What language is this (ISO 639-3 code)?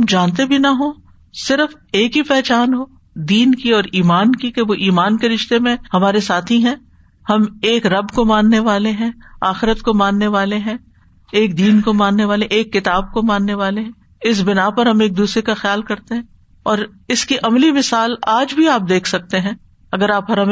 urd